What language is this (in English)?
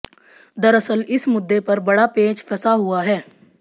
Hindi